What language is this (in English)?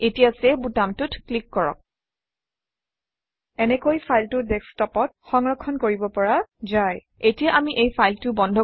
Assamese